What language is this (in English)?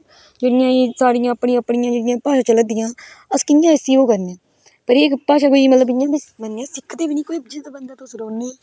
Dogri